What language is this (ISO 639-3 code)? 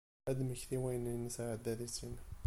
kab